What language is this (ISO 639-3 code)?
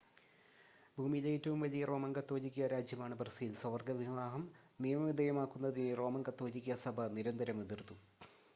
mal